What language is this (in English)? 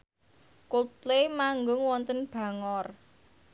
Javanese